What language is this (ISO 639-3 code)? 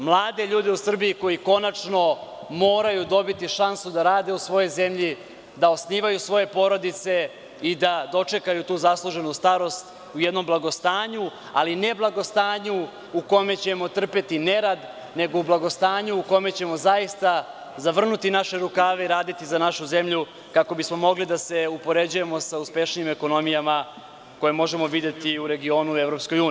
srp